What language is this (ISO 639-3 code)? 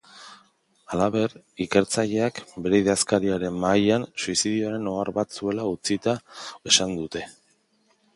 eus